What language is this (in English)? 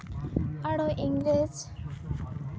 Santali